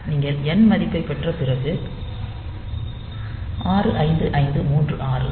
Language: Tamil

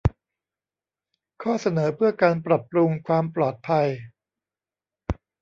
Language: Thai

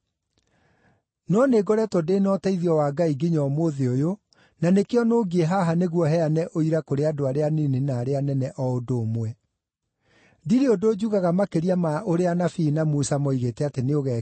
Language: Kikuyu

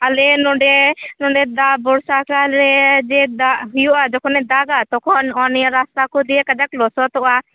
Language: Santali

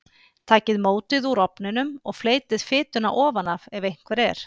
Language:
Icelandic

